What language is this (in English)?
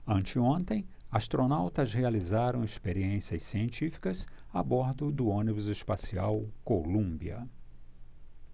Portuguese